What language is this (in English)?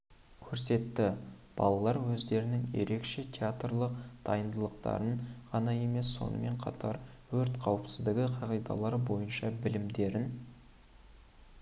Kazakh